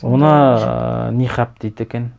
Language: Kazakh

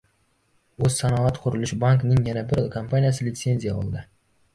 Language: Uzbek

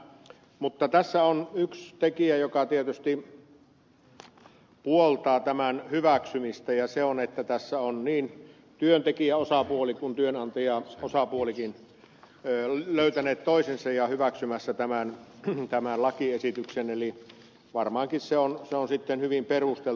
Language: Finnish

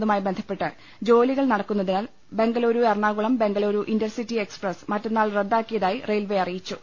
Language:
Malayalam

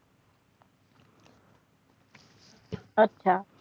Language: Gujarati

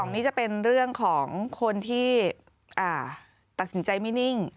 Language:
Thai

